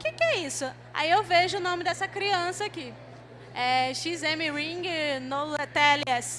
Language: Portuguese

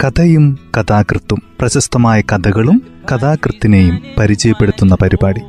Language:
Malayalam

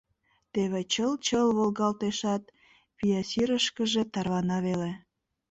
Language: Mari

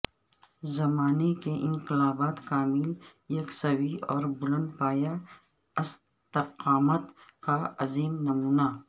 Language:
Urdu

